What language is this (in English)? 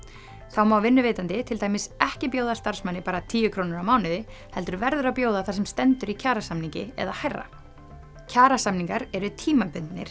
Icelandic